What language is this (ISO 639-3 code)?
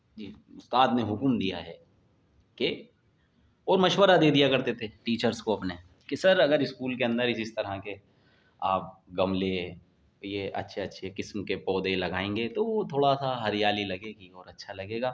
urd